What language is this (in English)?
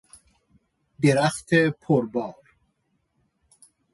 Persian